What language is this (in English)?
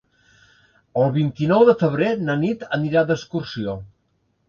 Catalan